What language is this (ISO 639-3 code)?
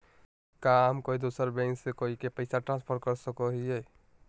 mag